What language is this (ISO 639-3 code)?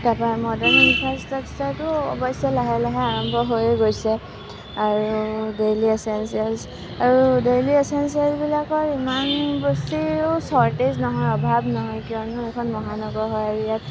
asm